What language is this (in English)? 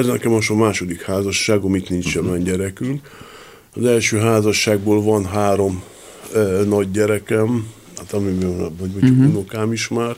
Hungarian